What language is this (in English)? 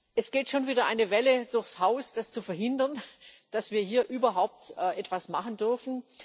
German